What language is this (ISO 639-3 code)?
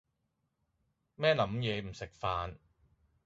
yue